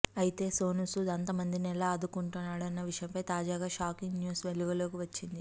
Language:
Telugu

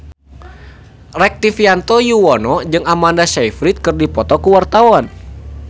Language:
Sundanese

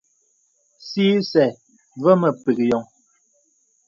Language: Bebele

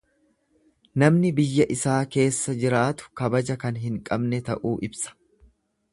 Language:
Oromo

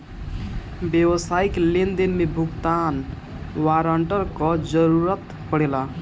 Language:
Bhojpuri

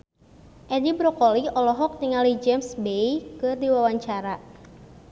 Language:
Sundanese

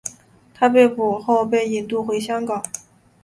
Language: Chinese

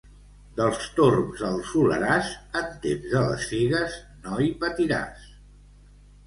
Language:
Catalan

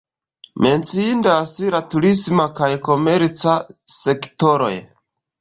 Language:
Esperanto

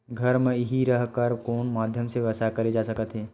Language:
Chhattisgarhi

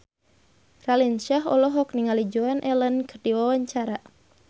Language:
Sundanese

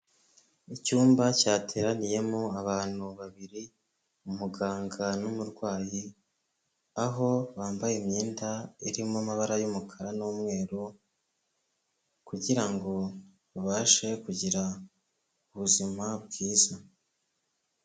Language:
Kinyarwanda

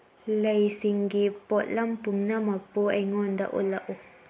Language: Manipuri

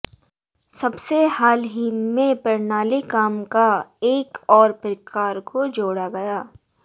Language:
Hindi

